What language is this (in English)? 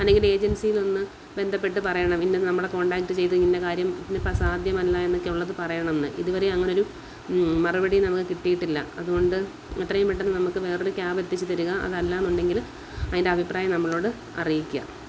Malayalam